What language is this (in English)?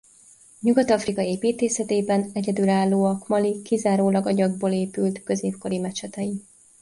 Hungarian